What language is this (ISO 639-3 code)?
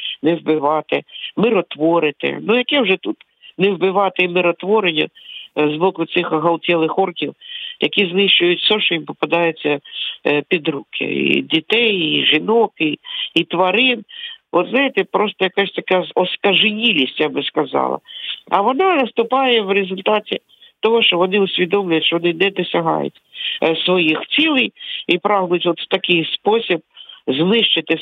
ukr